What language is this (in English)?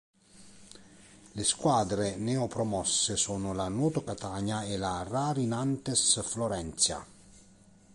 Italian